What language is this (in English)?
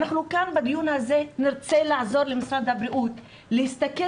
Hebrew